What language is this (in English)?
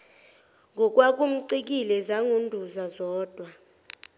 Zulu